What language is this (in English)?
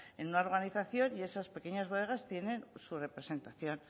Spanish